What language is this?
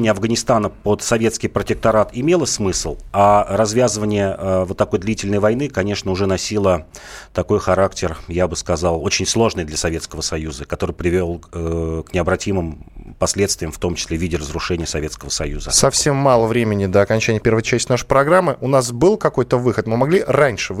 Russian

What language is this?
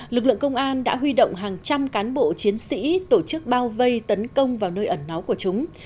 Vietnamese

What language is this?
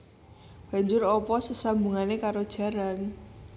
Javanese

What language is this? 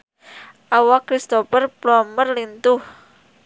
Sundanese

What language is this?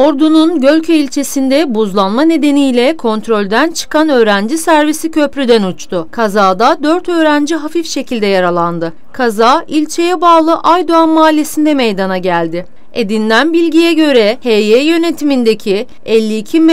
Turkish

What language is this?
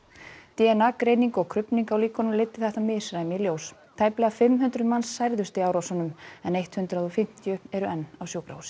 Icelandic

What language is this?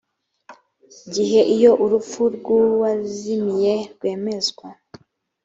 Kinyarwanda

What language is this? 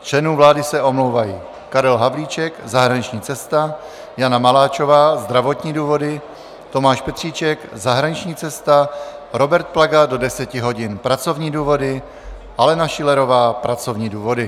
Czech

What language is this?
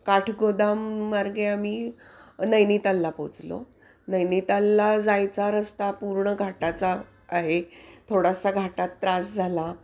Marathi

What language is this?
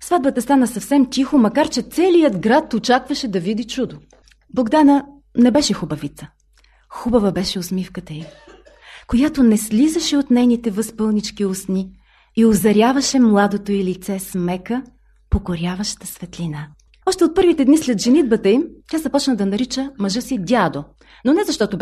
Bulgarian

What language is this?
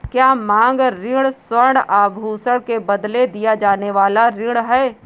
Hindi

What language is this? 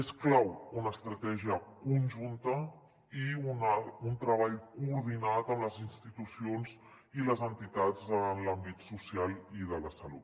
Catalan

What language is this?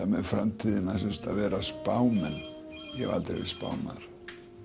Icelandic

